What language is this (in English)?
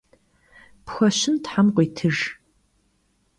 Kabardian